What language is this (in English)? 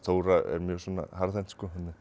Icelandic